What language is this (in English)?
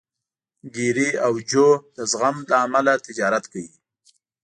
Pashto